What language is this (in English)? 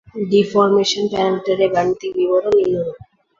Bangla